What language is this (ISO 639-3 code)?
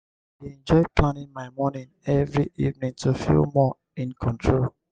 pcm